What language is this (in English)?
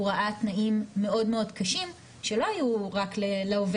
Hebrew